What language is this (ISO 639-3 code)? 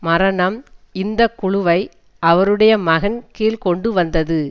tam